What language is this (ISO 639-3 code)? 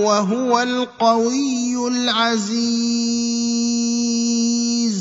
ara